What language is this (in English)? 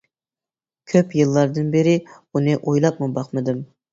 Uyghur